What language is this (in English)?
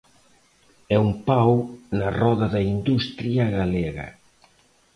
Galician